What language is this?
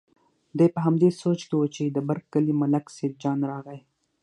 Pashto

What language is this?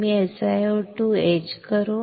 Marathi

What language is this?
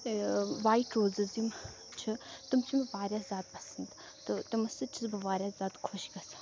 Kashmiri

